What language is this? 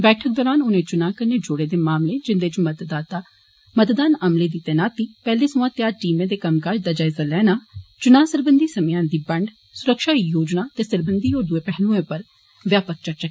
Dogri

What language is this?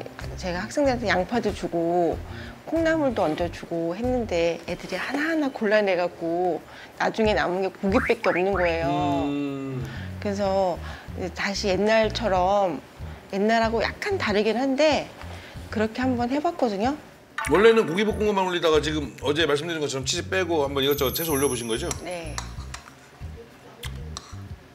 Korean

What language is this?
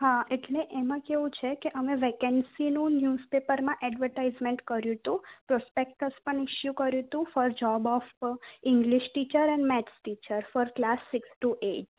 Gujarati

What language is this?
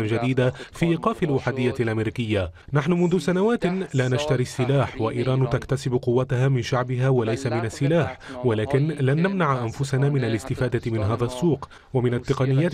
Arabic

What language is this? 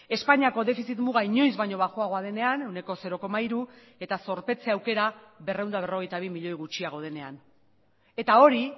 Basque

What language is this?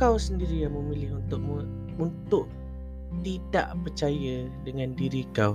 Malay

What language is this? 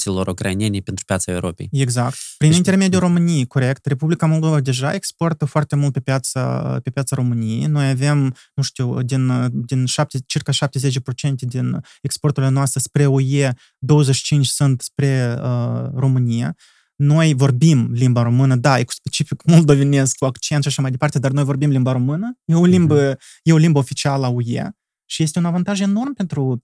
Romanian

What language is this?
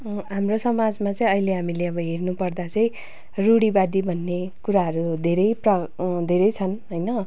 Nepali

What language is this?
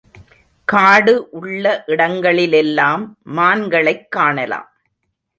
Tamil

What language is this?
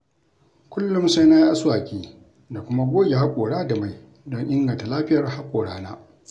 Hausa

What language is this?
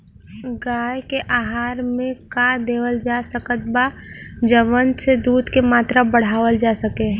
Bhojpuri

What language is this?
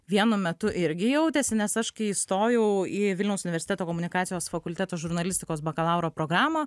Lithuanian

